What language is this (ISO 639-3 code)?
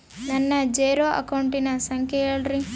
kan